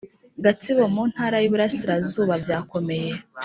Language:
Kinyarwanda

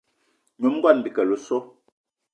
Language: Eton (Cameroon)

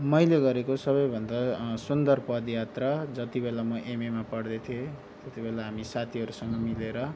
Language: Nepali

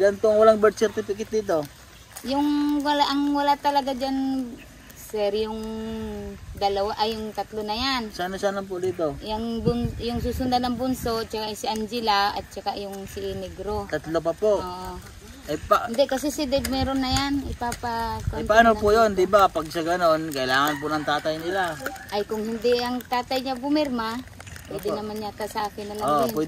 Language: Filipino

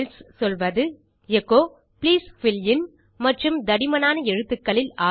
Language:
Tamil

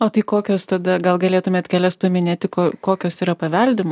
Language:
Lithuanian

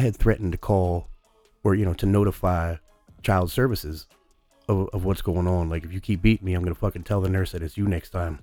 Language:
English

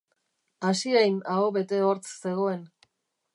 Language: Basque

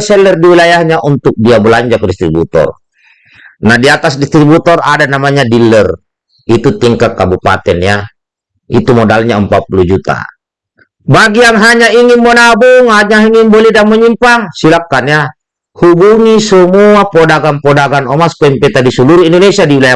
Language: Indonesian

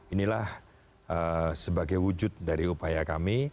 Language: Indonesian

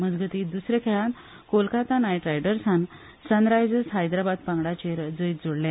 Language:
Konkani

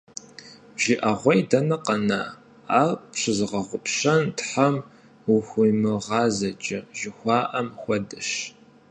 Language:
Kabardian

